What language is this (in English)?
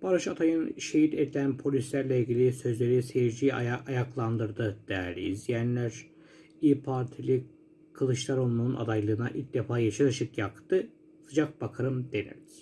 Turkish